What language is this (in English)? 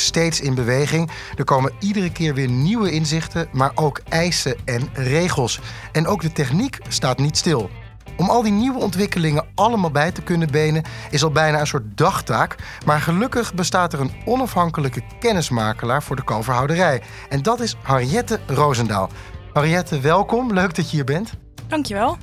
Dutch